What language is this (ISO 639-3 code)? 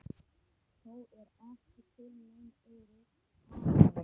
isl